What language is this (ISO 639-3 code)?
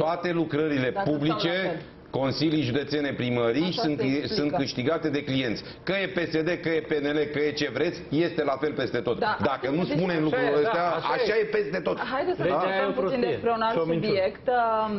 ron